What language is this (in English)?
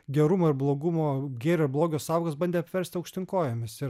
Lithuanian